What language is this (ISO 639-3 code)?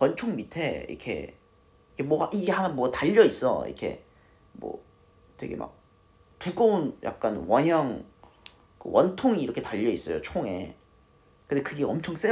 kor